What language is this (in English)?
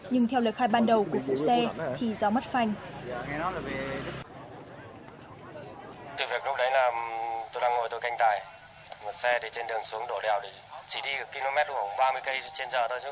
Vietnamese